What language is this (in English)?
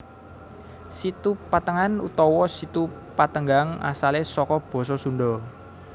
Javanese